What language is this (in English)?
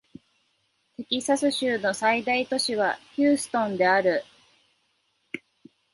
Japanese